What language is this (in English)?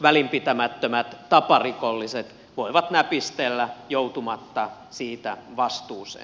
Finnish